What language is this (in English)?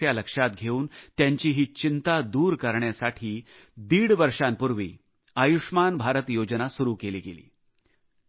Marathi